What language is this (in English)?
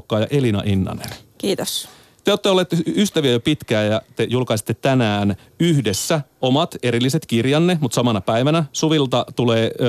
Finnish